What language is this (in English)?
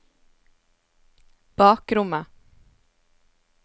Norwegian